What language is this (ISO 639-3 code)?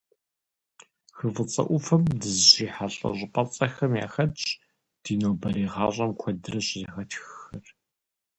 kbd